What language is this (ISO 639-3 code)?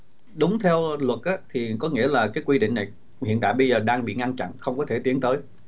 vie